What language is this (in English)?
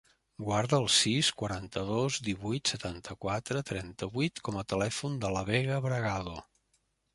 Catalan